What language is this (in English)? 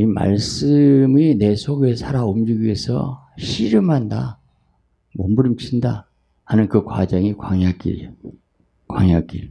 Korean